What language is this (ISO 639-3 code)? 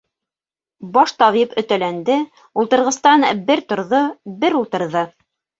bak